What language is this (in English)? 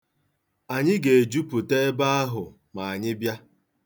Igbo